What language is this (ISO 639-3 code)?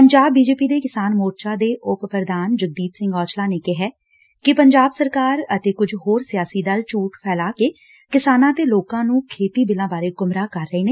pan